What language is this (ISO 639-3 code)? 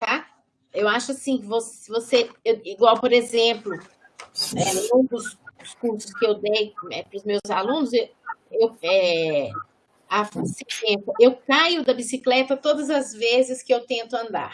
por